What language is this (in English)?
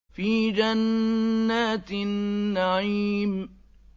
Arabic